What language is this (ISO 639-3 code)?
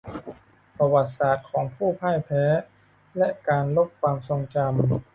tha